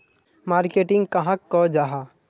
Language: Magahi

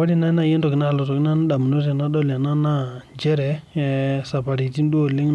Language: Masai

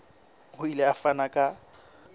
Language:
Southern Sotho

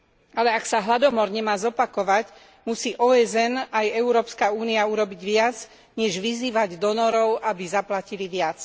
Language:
Slovak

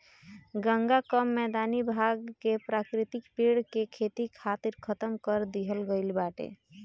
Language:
Bhojpuri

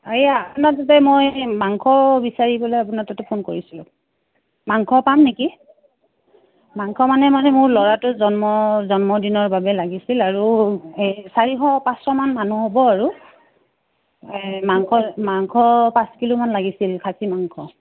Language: Assamese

